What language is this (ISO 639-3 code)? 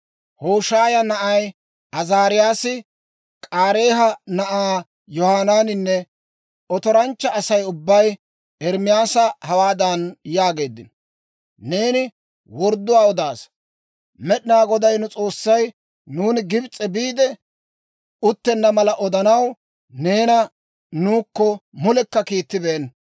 dwr